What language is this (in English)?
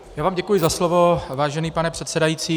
Czech